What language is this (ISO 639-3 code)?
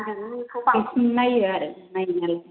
brx